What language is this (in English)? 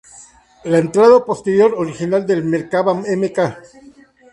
Spanish